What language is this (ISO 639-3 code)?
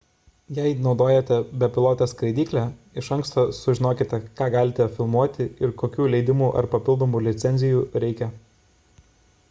lit